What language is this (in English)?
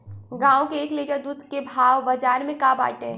Bhojpuri